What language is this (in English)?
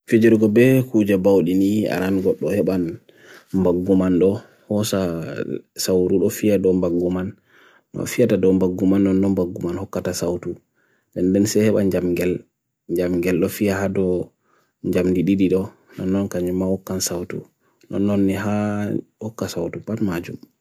Bagirmi Fulfulde